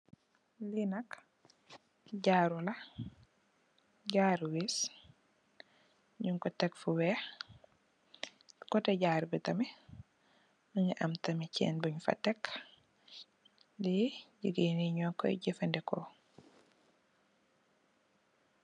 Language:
Wolof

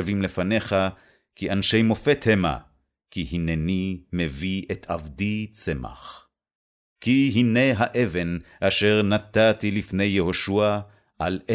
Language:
Hebrew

